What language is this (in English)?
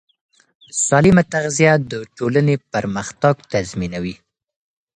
Pashto